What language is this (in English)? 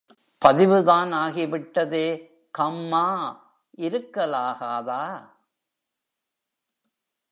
Tamil